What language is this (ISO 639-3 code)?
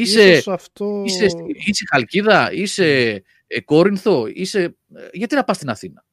ell